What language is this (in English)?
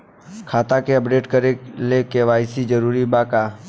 Bhojpuri